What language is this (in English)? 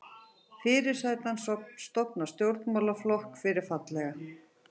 Icelandic